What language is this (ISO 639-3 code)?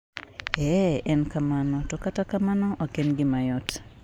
luo